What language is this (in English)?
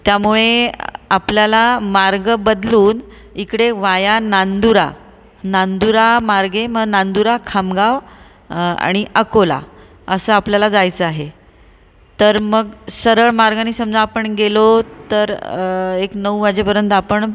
Marathi